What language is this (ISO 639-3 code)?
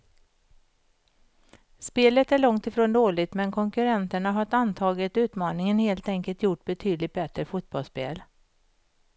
swe